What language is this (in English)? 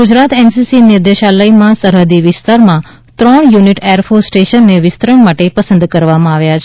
Gujarati